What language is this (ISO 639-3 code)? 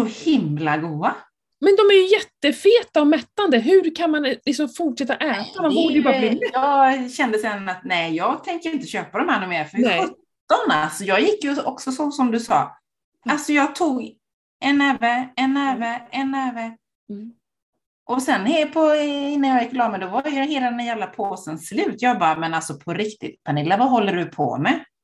swe